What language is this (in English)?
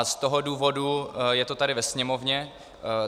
Czech